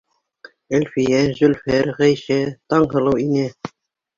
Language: Bashkir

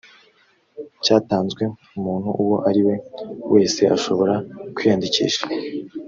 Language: Kinyarwanda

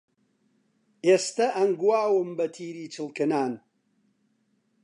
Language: Central Kurdish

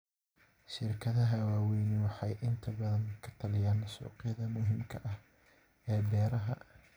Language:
Somali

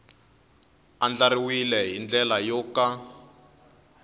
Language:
Tsonga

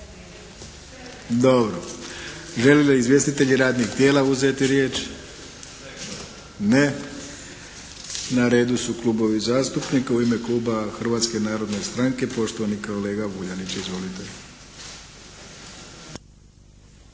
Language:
Croatian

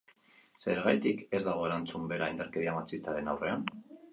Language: Basque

